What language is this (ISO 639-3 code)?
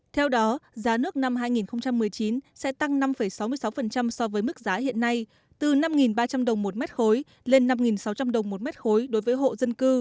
vie